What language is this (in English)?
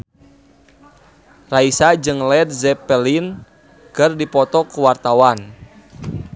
Sundanese